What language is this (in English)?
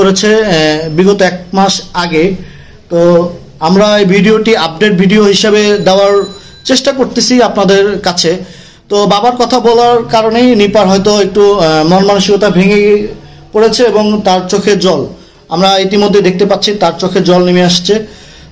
Bangla